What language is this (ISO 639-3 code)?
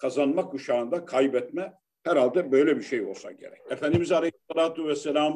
tur